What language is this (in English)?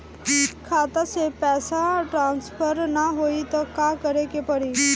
Bhojpuri